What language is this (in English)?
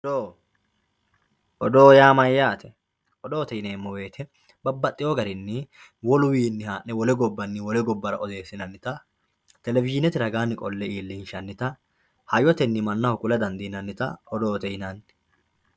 Sidamo